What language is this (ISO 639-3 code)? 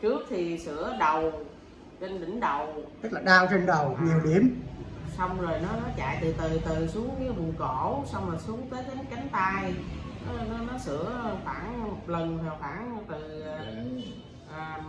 vie